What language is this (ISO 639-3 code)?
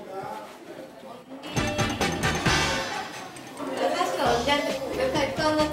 kor